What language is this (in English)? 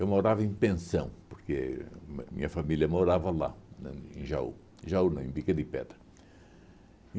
Portuguese